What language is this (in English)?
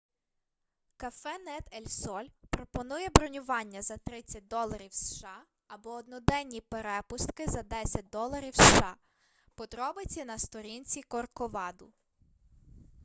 Ukrainian